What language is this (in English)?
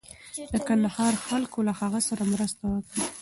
Pashto